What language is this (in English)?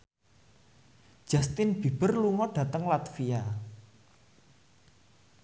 Javanese